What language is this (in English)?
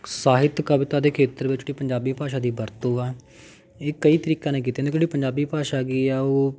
Punjabi